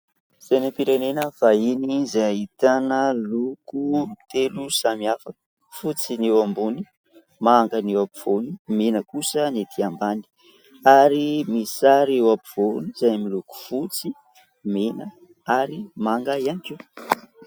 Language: Malagasy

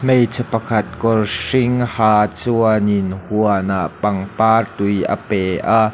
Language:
Mizo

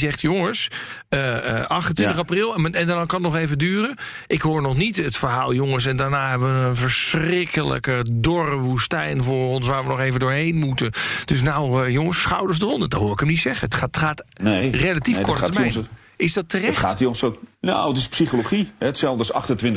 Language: Dutch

